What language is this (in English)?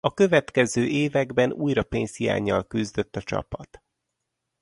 Hungarian